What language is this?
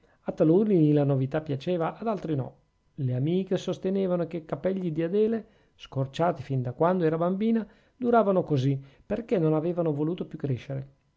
Italian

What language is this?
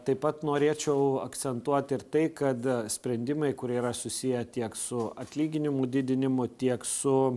Lithuanian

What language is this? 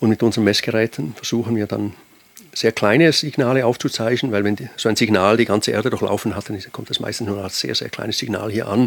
German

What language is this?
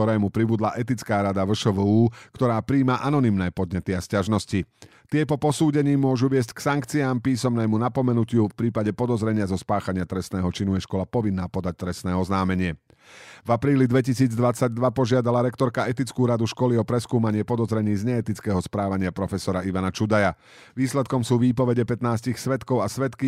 Slovak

